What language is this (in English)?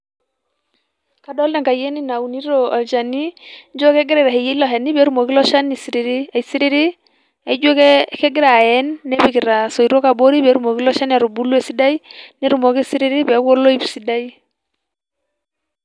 Masai